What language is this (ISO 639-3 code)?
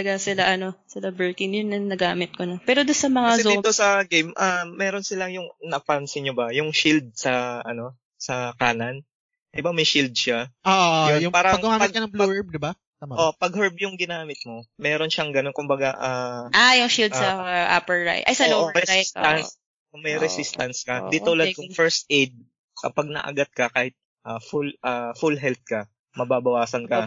fil